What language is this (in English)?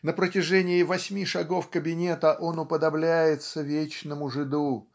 Russian